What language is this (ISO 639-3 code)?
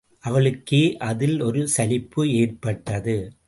tam